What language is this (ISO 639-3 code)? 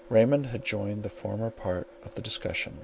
eng